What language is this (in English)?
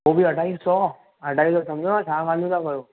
Sindhi